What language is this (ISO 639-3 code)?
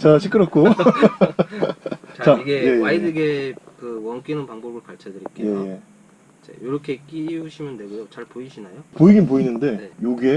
kor